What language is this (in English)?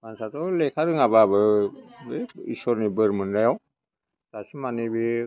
Bodo